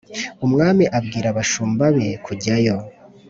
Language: Kinyarwanda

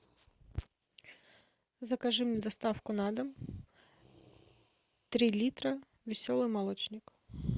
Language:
Russian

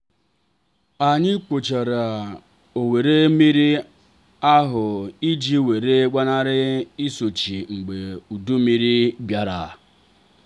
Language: Igbo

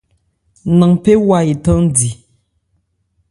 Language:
Ebrié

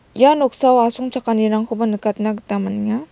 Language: Garo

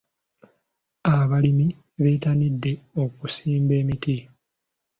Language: Ganda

